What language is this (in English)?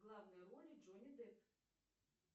Russian